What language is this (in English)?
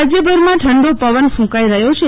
Gujarati